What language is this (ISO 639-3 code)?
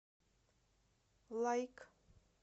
rus